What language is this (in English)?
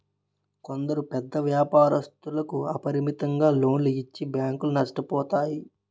Telugu